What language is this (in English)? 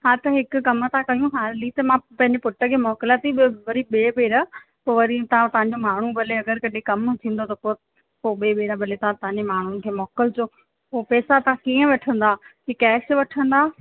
Sindhi